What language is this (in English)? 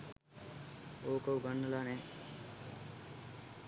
Sinhala